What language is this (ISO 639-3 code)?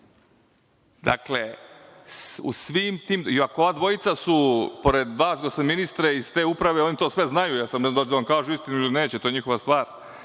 srp